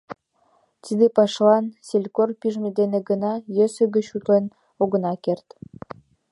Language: Mari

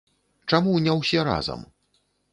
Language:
Belarusian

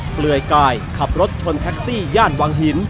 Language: Thai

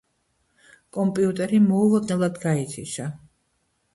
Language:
Georgian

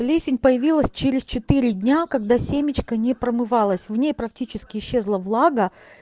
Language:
Russian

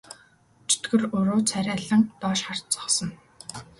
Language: Mongolian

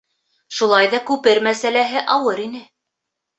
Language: Bashkir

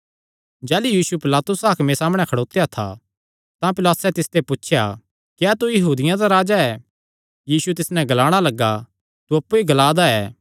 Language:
Kangri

